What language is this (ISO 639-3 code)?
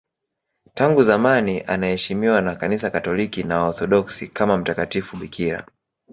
swa